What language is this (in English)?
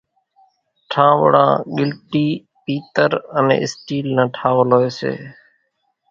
Kachi Koli